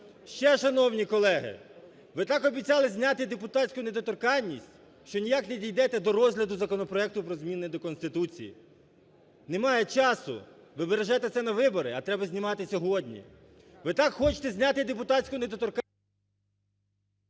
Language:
Ukrainian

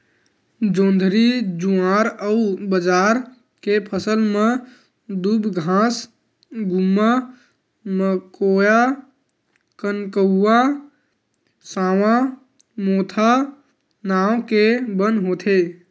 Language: Chhattisgarhi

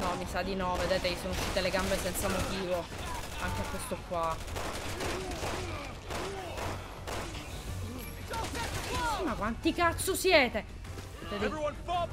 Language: Italian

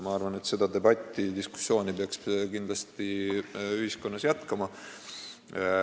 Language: Estonian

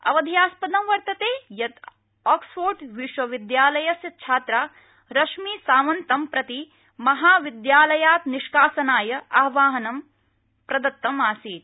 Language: Sanskrit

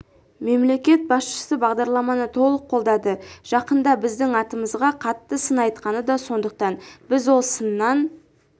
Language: Kazakh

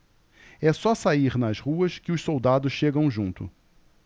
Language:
Portuguese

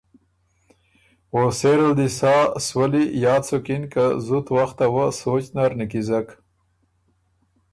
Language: Ormuri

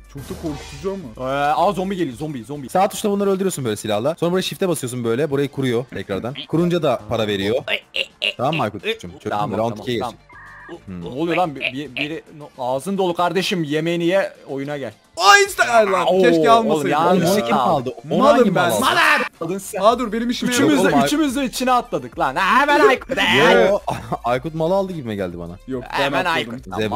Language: Turkish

